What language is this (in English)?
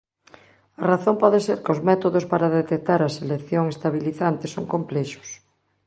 Galician